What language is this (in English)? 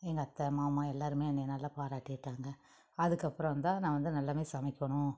Tamil